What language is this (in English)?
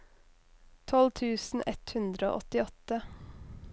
Norwegian